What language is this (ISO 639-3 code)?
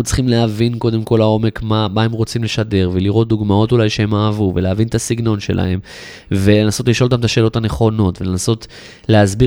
heb